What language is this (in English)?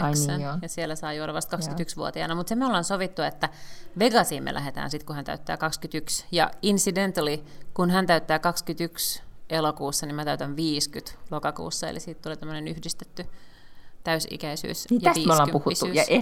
Finnish